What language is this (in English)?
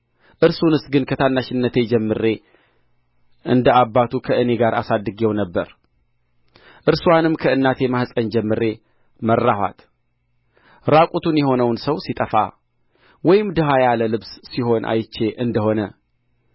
Amharic